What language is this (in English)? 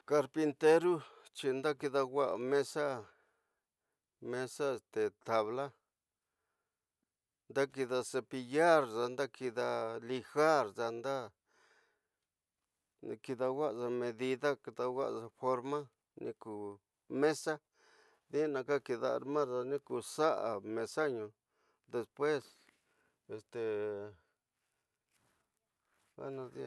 Tidaá Mixtec